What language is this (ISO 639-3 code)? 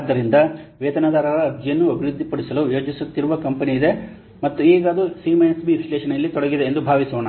kan